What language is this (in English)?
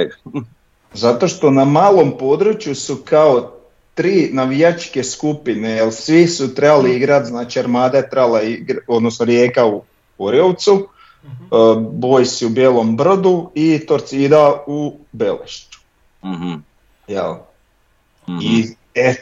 Croatian